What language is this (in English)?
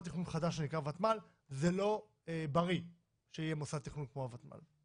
Hebrew